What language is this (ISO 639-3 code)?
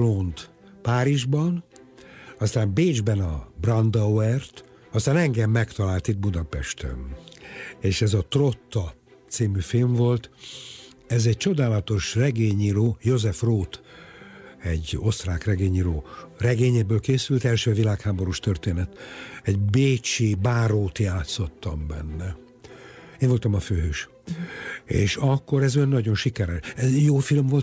hun